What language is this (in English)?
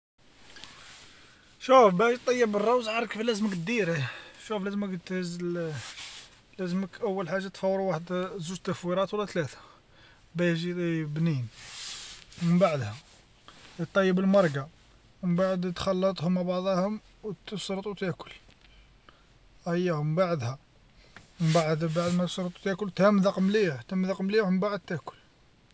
Algerian Arabic